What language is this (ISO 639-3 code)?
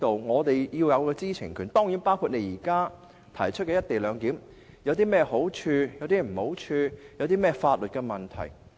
yue